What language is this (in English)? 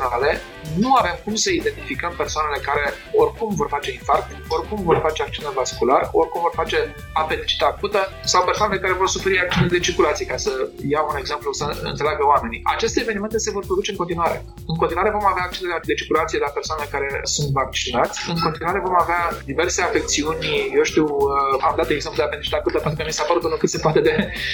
Romanian